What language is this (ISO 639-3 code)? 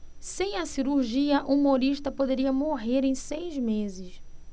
por